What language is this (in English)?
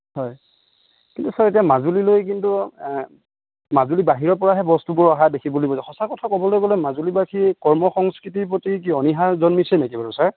Assamese